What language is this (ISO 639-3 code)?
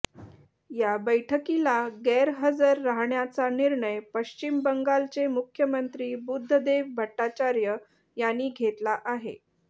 mar